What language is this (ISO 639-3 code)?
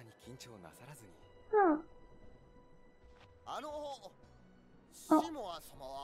jpn